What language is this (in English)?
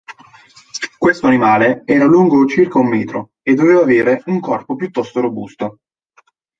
Italian